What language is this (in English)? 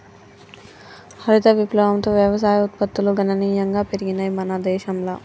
Telugu